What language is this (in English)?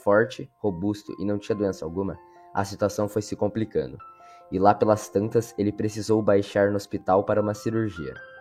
Portuguese